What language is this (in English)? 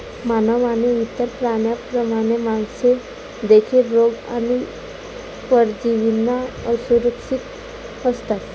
Marathi